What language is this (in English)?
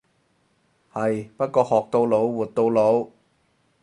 Cantonese